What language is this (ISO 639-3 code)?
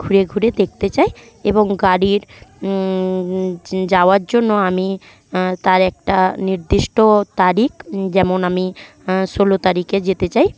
ben